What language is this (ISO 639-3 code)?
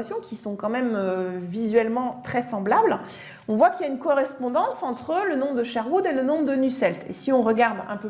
fra